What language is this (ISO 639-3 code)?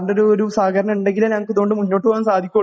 mal